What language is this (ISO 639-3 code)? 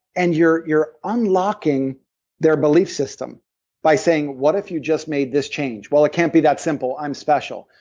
eng